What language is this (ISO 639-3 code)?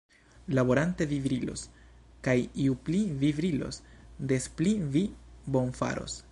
epo